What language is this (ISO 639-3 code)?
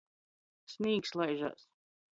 ltg